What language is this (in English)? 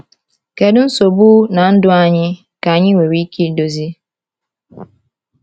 Igbo